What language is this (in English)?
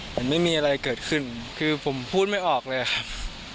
Thai